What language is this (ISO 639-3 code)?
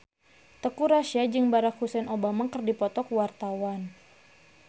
sun